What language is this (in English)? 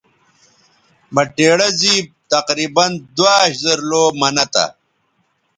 Bateri